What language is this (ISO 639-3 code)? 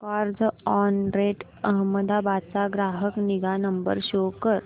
mar